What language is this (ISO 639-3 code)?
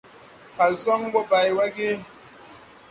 tui